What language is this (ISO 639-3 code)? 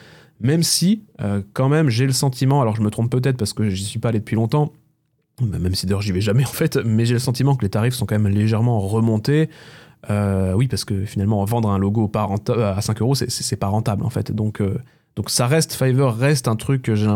fra